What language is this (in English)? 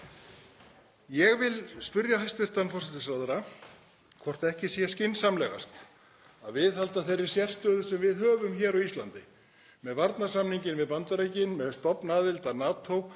Icelandic